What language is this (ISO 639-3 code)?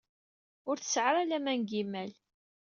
kab